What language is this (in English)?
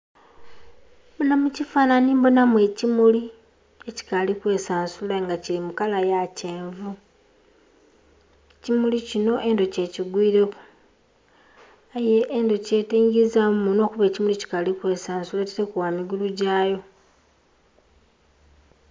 Soga